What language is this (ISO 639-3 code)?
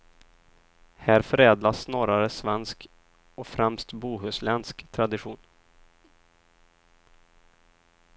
swe